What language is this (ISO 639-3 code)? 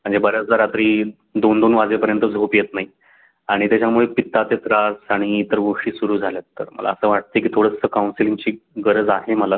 mar